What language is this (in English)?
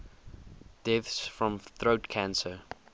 English